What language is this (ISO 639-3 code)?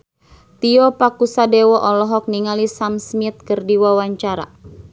sun